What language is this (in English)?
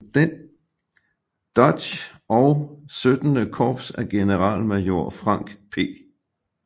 Danish